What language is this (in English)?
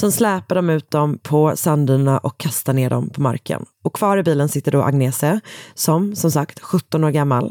Swedish